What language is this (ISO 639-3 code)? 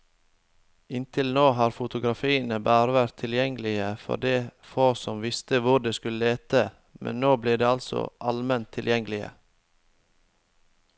nor